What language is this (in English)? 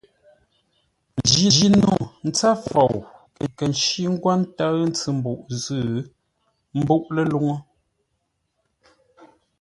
Ngombale